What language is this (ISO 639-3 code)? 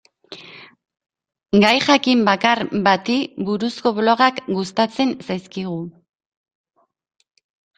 eus